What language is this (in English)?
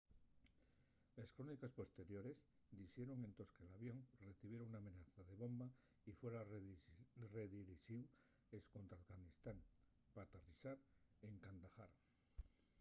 Asturian